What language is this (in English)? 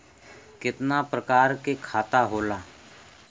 Bhojpuri